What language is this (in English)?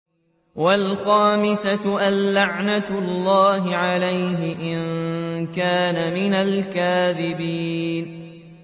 Arabic